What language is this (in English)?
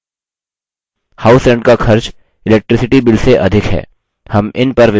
Hindi